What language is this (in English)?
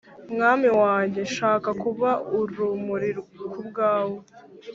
Kinyarwanda